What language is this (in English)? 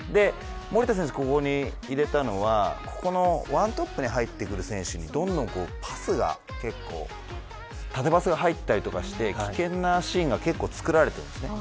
Japanese